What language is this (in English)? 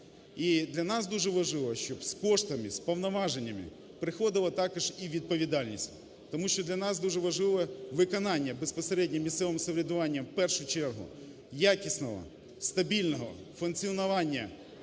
Ukrainian